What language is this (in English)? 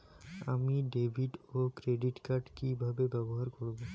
Bangla